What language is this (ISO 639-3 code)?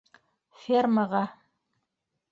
bak